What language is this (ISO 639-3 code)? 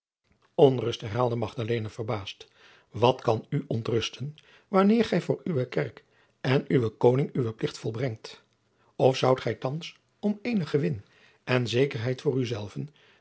nld